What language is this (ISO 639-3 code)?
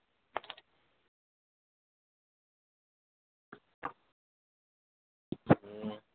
guj